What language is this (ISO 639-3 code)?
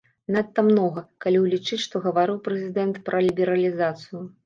bel